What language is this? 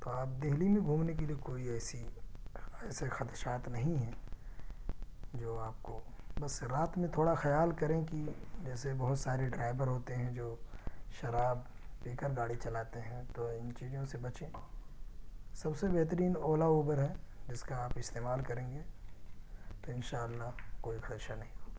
Urdu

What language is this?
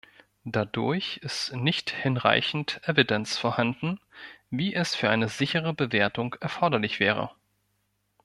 German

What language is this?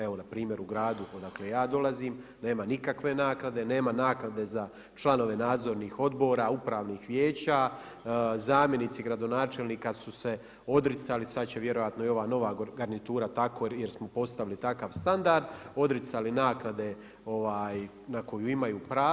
Croatian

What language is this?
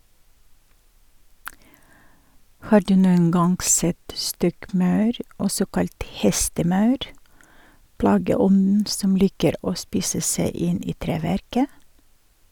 Norwegian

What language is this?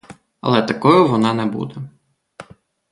Ukrainian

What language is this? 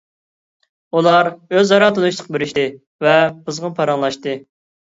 Uyghur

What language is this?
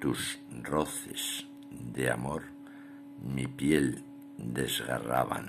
Spanish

